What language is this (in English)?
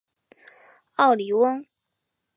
Chinese